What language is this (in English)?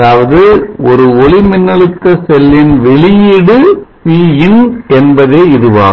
Tamil